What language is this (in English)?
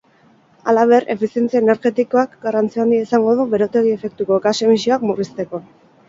Basque